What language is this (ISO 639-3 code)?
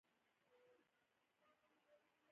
pus